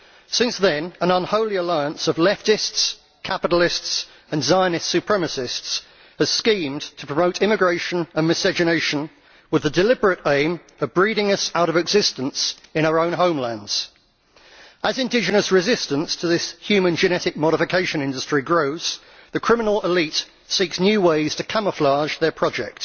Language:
English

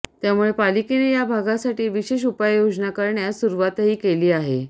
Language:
Marathi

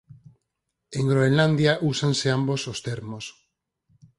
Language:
Galician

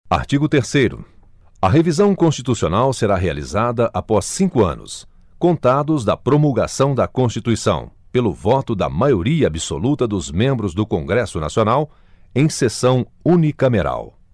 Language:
Portuguese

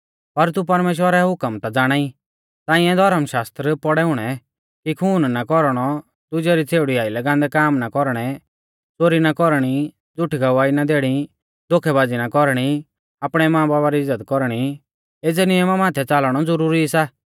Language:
Mahasu Pahari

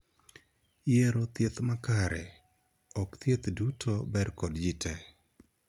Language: Luo (Kenya and Tanzania)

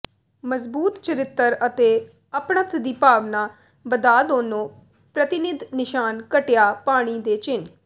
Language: Punjabi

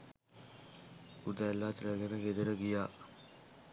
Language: Sinhala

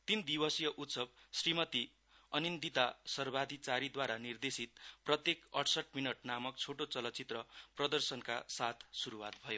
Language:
Nepali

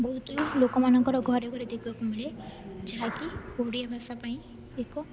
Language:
Odia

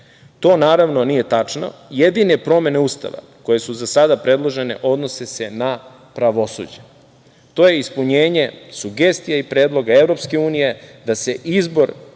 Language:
Serbian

